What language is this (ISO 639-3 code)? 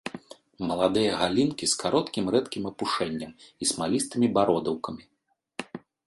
bel